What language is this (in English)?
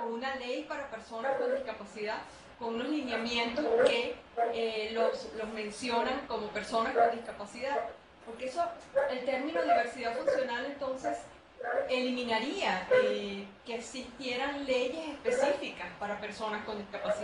Spanish